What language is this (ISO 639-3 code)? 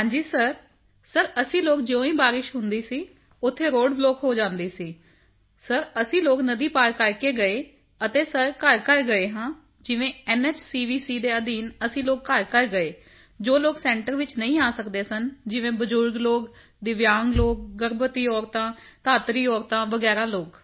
pan